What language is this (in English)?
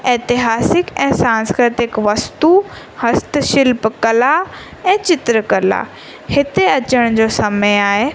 Sindhi